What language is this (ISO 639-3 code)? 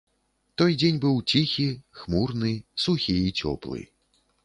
bel